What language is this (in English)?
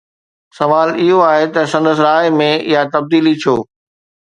Sindhi